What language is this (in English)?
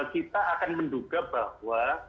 Indonesian